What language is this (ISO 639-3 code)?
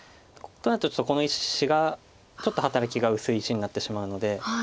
jpn